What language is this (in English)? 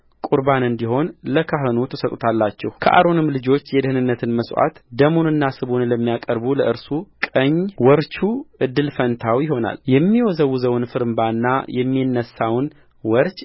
Amharic